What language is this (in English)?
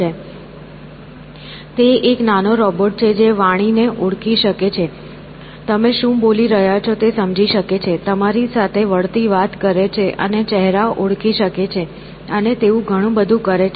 Gujarati